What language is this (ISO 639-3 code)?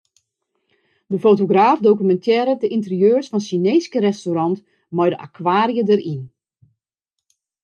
fry